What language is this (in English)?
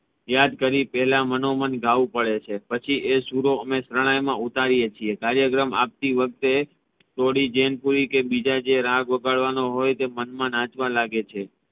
Gujarati